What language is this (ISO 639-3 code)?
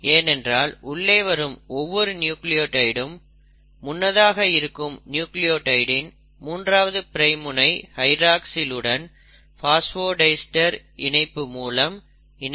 tam